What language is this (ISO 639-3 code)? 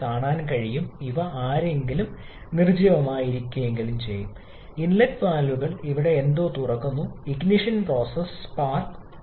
mal